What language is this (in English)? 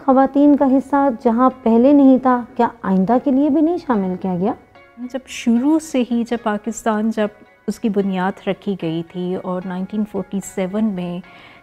Urdu